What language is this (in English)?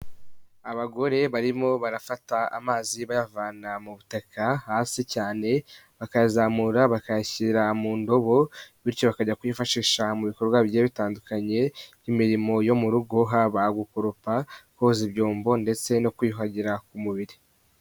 Kinyarwanda